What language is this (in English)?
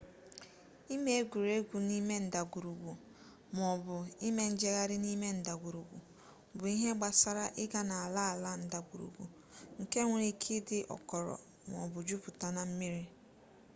Igbo